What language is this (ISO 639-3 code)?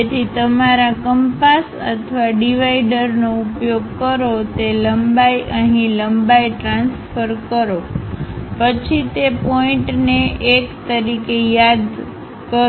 guj